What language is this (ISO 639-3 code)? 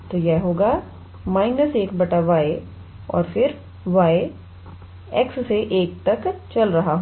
hin